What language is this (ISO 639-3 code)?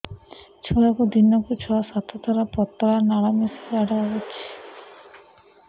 ori